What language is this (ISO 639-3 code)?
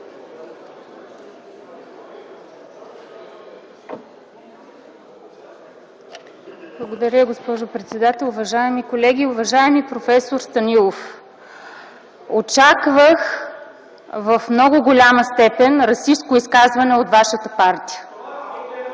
bul